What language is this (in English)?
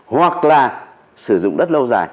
Vietnamese